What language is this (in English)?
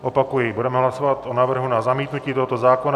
Czech